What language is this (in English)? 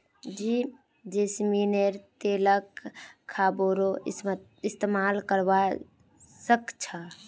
Magahi